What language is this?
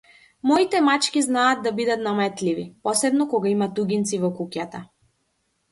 Macedonian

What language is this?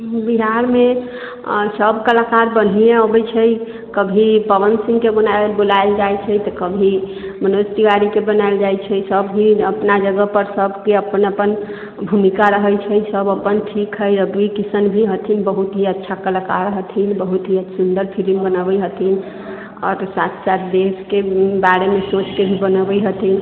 Maithili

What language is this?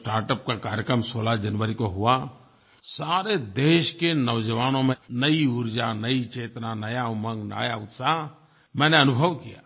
Hindi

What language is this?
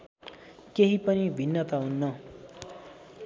Nepali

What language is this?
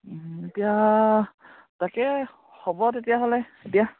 Assamese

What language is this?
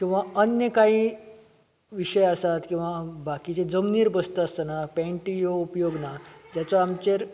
Konkani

